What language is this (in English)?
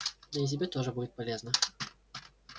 Russian